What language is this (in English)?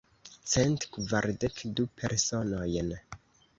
Esperanto